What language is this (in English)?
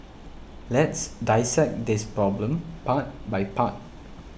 English